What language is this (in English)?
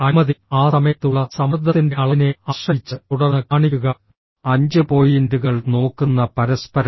Malayalam